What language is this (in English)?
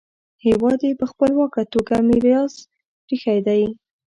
Pashto